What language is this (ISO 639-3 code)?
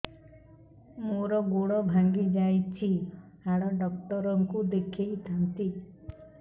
ori